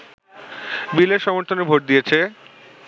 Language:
Bangla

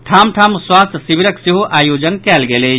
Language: Maithili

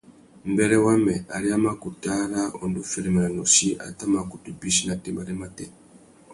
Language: Tuki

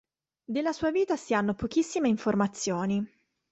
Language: Italian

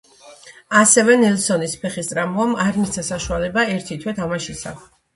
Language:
Georgian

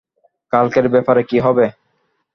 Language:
Bangla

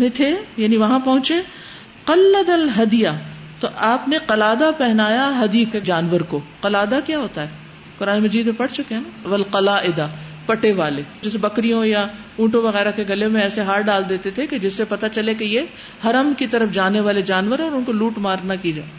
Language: Urdu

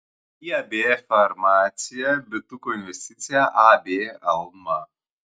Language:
Lithuanian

